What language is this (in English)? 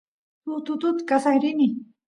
Santiago del Estero Quichua